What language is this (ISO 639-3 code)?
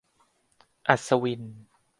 tha